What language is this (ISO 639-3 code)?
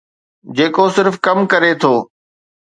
snd